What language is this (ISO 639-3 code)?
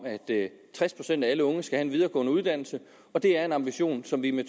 dan